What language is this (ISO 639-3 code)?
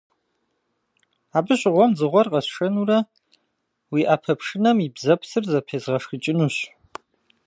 kbd